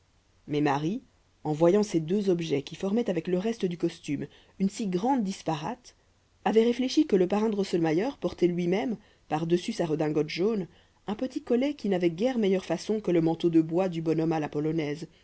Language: French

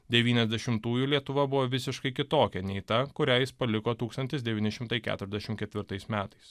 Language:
Lithuanian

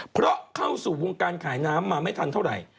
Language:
Thai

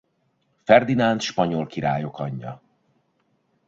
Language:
Hungarian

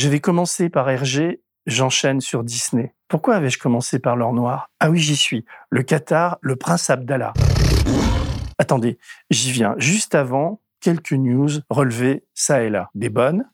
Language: French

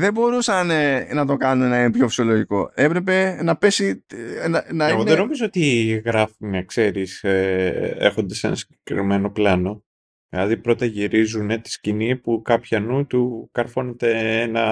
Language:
Greek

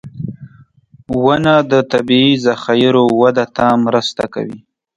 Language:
Pashto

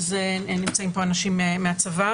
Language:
Hebrew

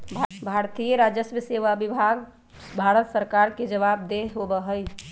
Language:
Magahi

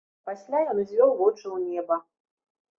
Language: Belarusian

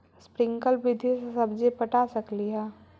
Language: Magahi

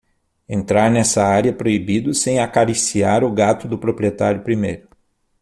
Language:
Portuguese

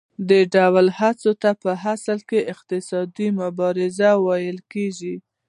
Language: Pashto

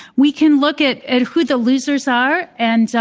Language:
English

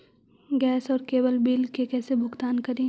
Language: Magahi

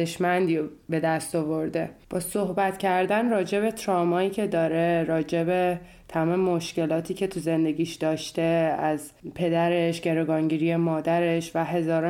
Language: Persian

